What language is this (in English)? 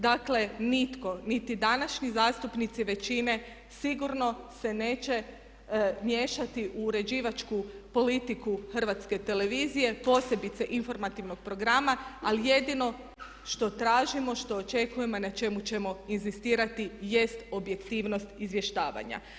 Croatian